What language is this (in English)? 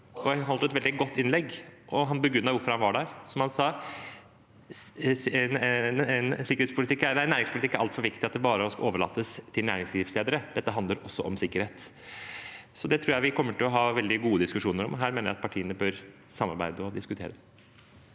Norwegian